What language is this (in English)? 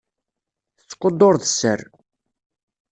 Kabyle